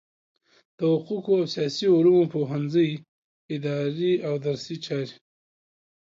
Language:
Pashto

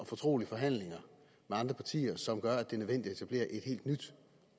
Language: Danish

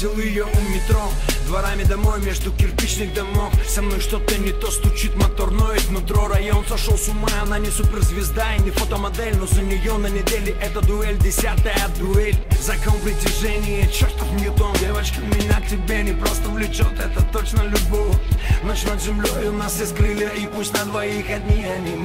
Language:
Russian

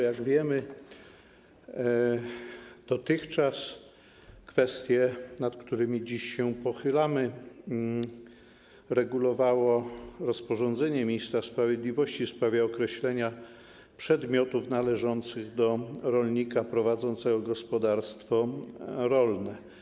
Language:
Polish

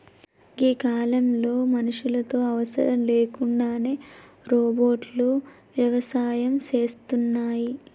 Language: Telugu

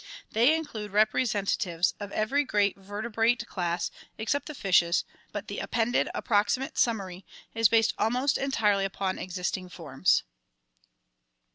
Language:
English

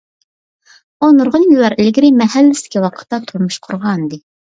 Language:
Uyghur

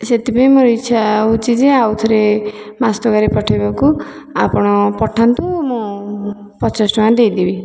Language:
Odia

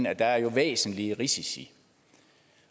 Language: Danish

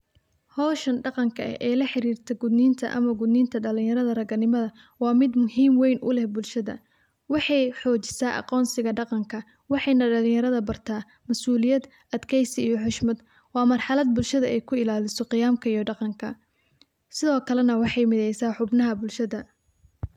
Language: Somali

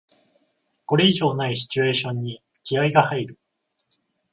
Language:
Japanese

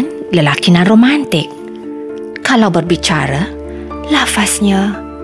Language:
Malay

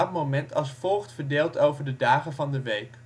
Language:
Dutch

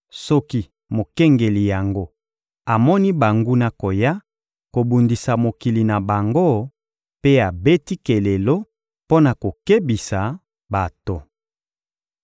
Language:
Lingala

